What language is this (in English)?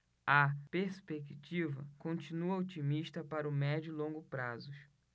Portuguese